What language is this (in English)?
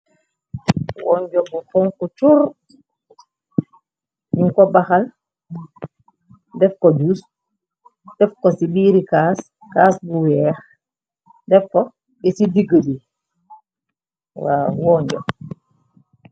Wolof